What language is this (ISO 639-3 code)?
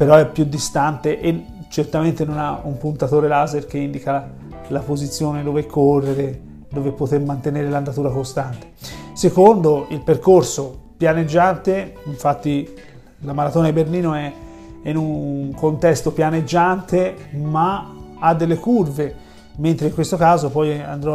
ita